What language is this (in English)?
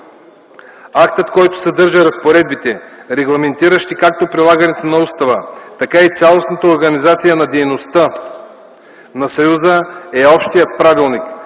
Bulgarian